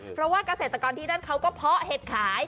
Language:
Thai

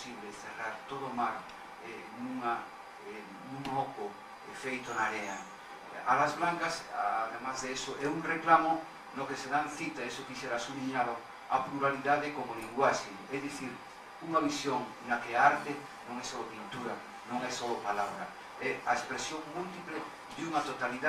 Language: Spanish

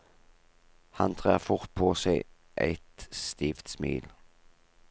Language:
Norwegian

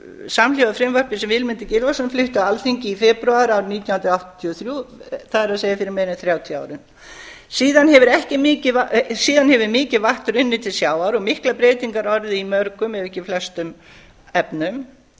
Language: Icelandic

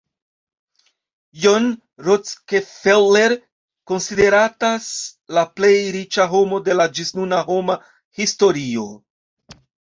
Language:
Esperanto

